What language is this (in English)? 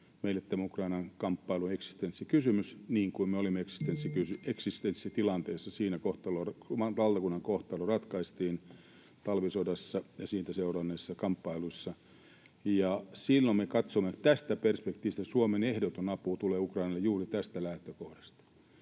Finnish